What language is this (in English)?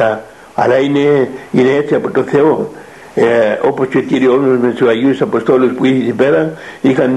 Greek